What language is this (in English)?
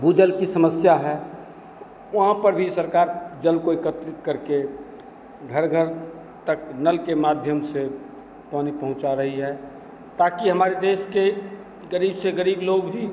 Hindi